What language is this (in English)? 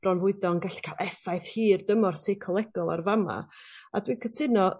Welsh